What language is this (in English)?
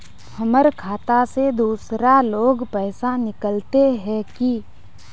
Magahi